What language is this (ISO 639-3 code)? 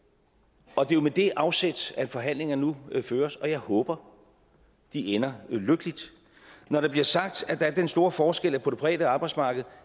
dan